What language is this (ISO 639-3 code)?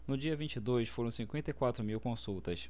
por